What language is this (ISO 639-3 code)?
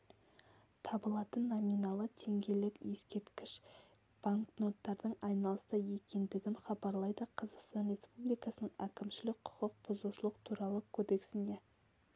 kaz